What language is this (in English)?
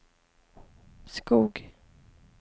Swedish